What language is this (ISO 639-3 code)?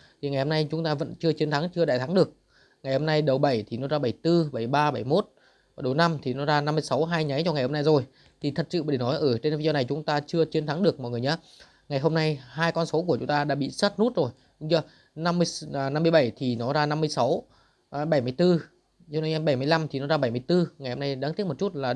vie